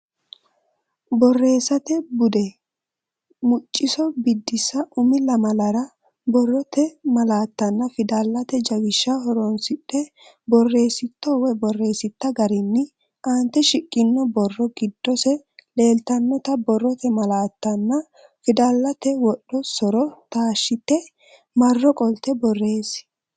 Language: Sidamo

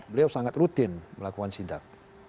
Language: Indonesian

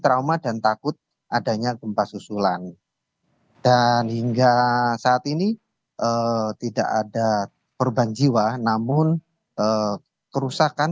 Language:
Indonesian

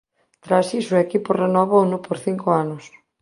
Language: Galician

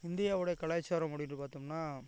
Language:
Tamil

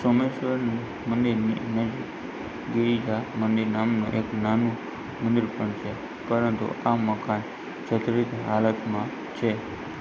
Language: Gujarati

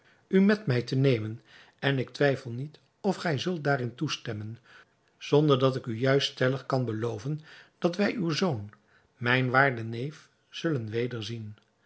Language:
Dutch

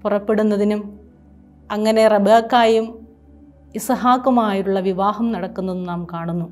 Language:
Malayalam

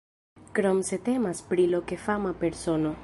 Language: Esperanto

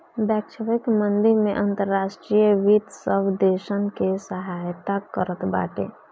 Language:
Bhojpuri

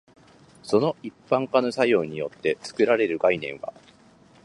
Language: Japanese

